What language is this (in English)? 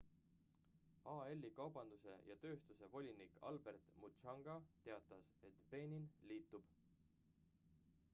Estonian